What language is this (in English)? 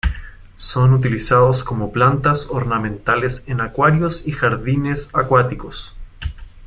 Spanish